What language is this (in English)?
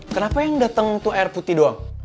Indonesian